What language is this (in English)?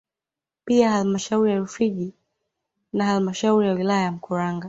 Swahili